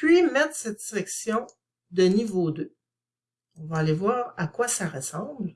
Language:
French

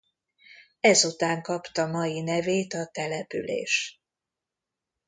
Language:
Hungarian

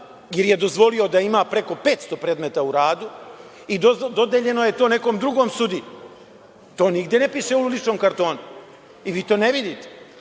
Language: Serbian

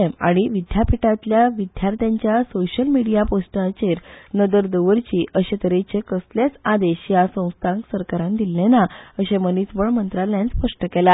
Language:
Konkani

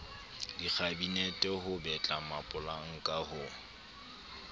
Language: Southern Sotho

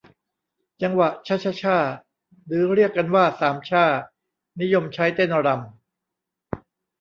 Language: Thai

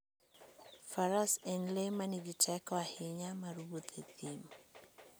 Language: Luo (Kenya and Tanzania)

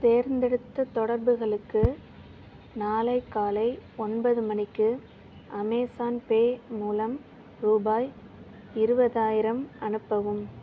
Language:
Tamil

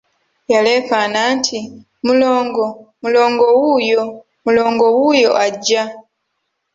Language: Ganda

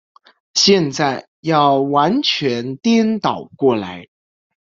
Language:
Chinese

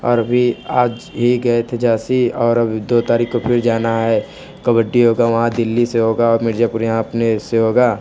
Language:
Hindi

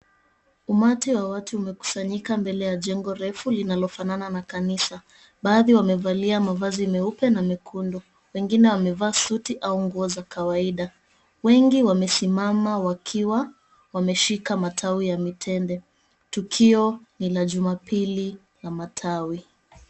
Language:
Swahili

